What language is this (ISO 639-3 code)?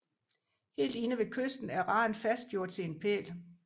dan